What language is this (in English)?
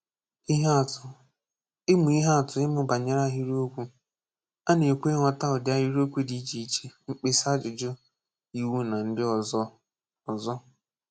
Igbo